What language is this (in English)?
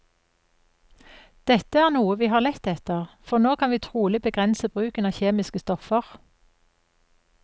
Norwegian